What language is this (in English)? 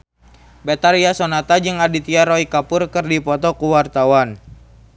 Sundanese